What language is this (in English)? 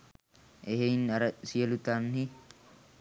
Sinhala